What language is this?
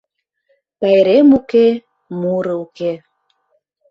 Mari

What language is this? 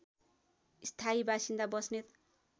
Nepali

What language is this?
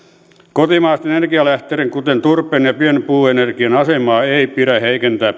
Finnish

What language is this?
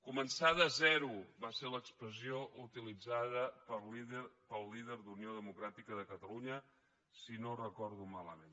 Catalan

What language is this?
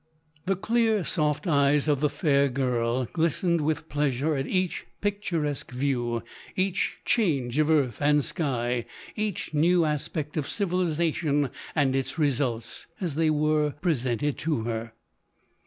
English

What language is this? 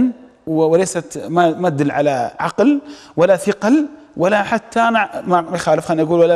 Arabic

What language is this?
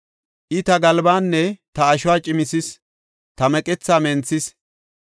Gofa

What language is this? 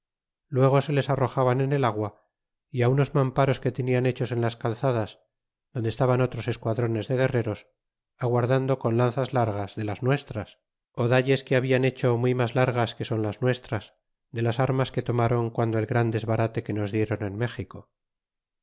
Spanish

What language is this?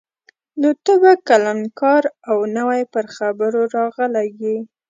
Pashto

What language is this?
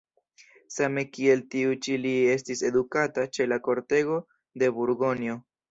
Esperanto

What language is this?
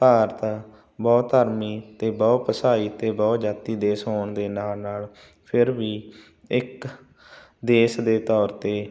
Punjabi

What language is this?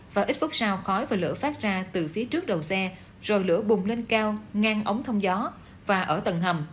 Vietnamese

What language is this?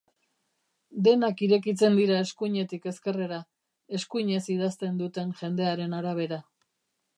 Basque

